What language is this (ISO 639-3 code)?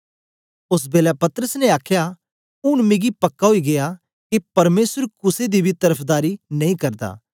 doi